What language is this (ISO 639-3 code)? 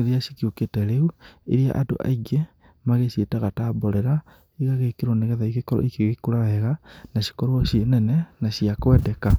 kik